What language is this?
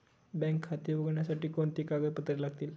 Marathi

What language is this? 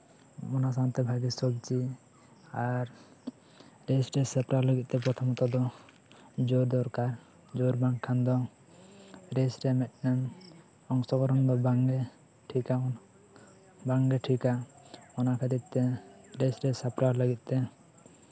Santali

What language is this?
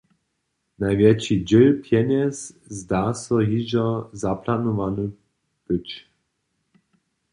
Upper Sorbian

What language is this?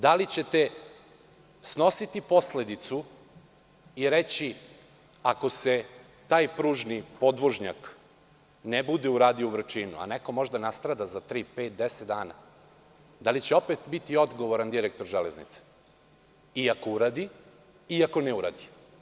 Serbian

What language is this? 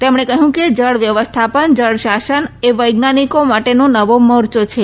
Gujarati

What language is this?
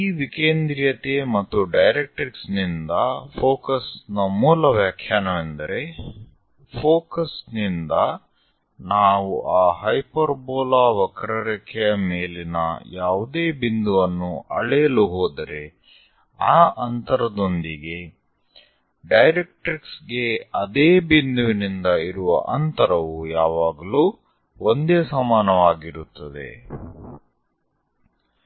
Kannada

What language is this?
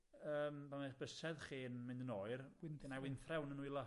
Welsh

